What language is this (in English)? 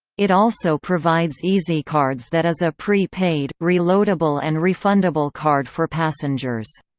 English